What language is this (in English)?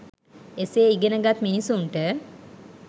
Sinhala